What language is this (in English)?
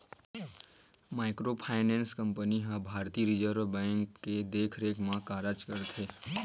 Chhattisgarhi